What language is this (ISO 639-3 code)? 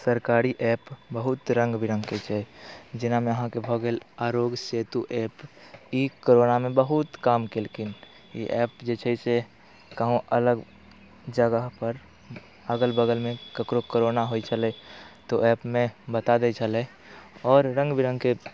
mai